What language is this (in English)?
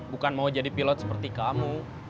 Indonesian